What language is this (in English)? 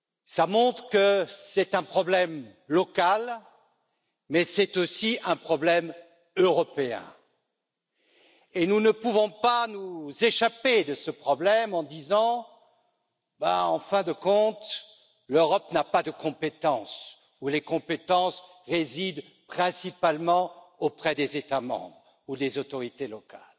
French